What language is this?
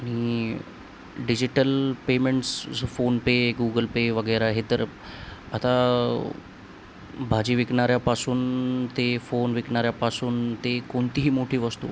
Marathi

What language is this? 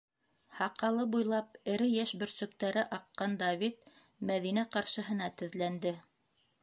Bashkir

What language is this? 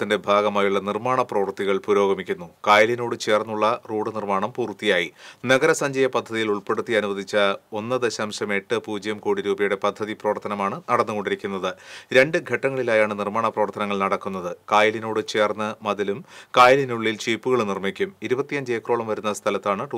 Romanian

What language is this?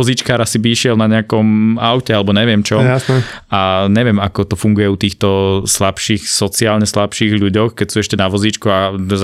Slovak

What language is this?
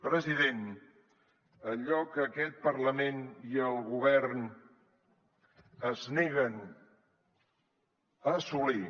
Catalan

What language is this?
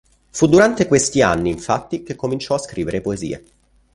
Italian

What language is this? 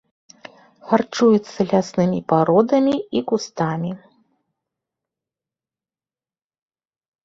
Belarusian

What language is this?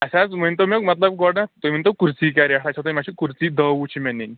Kashmiri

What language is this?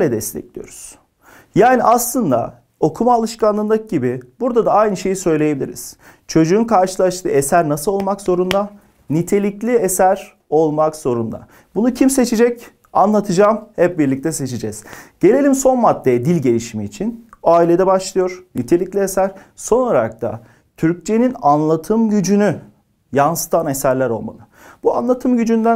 Turkish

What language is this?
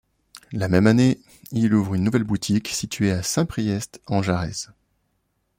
French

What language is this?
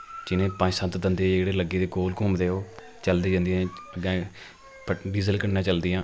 Dogri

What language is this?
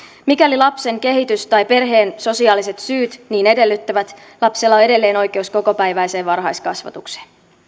Finnish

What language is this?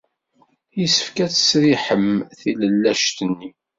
Kabyle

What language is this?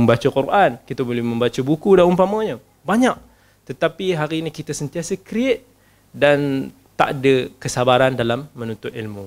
Malay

